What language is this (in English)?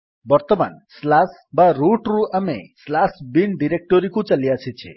Odia